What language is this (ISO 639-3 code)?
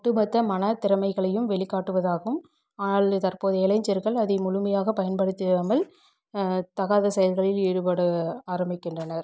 tam